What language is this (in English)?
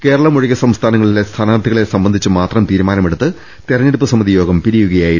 Malayalam